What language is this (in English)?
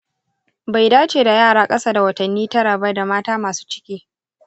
Hausa